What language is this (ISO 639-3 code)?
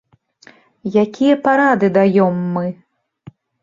bel